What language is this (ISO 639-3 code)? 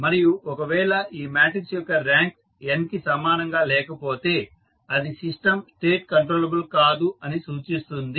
tel